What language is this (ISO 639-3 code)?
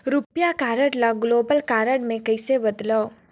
hne